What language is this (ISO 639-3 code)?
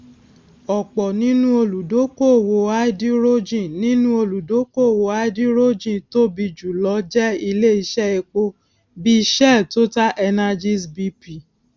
yor